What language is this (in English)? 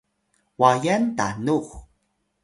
Atayal